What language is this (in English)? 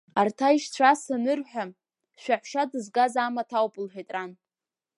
Abkhazian